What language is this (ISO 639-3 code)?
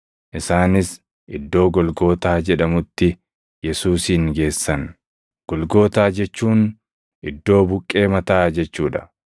orm